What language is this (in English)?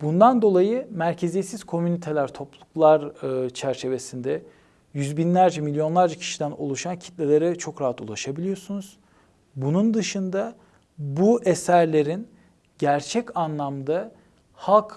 Turkish